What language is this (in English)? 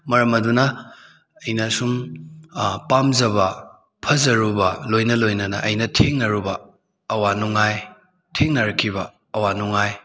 Manipuri